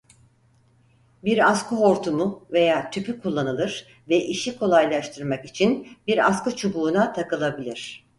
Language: Turkish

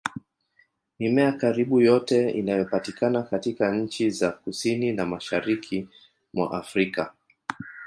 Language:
Swahili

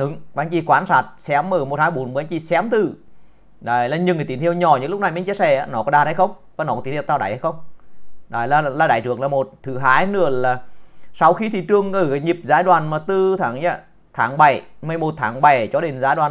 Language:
Vietnamese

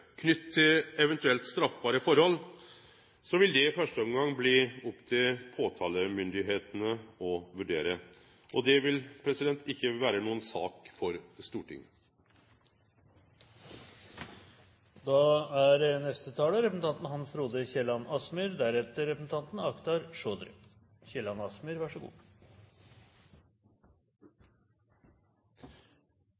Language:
Norwegian Nynorsk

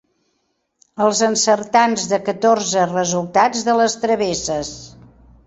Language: Catalan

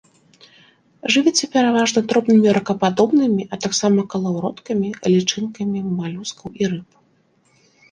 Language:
Belarusian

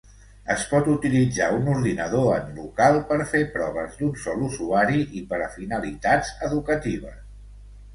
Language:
Catalan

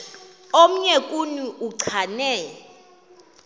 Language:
Xhosa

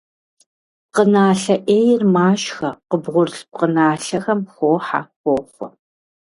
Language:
Kabardian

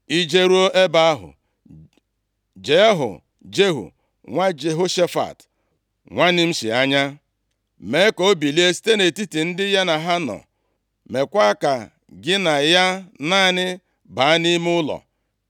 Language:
Igbo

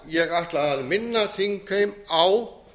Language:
Icelandic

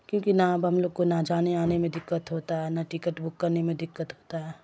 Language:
Urdu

